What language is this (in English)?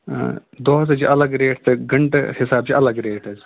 Kashmiri